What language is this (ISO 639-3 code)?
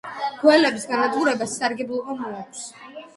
kat